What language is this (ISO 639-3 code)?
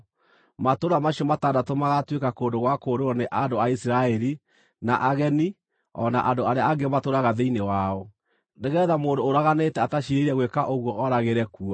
kik